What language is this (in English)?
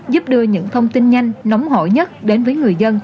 Vietnamese